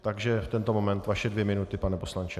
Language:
Czech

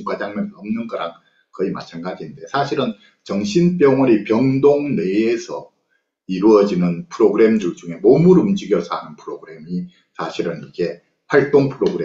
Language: Korean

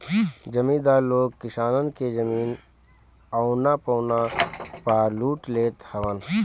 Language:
Bhojpuri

